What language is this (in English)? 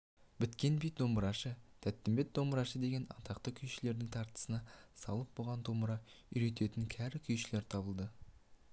Kazakh